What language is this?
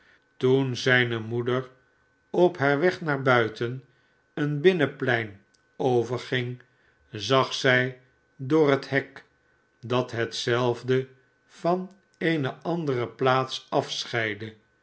Dutch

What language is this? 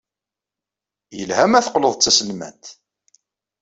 Kabyle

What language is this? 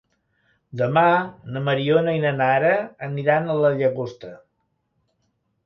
Catalan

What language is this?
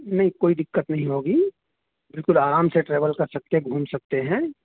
Urdu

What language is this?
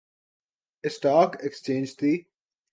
Urdu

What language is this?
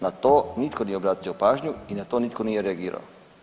Croatian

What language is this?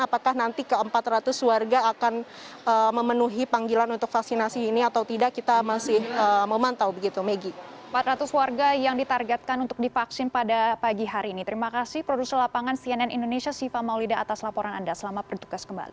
Indonesian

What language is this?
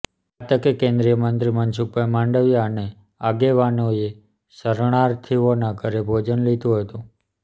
Gujarati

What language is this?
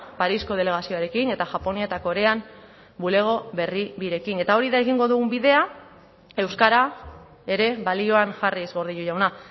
Basque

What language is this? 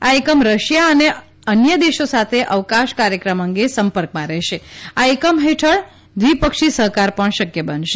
Gujarati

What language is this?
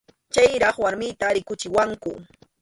Arequipa-La Unión Quechua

